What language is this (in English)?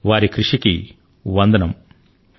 Telugu